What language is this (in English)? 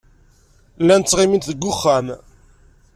Kabyle